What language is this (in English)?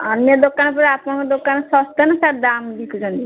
Odia